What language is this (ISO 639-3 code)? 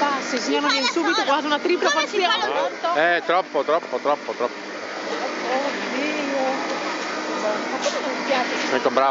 ita